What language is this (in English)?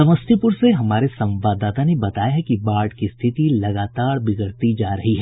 Hindi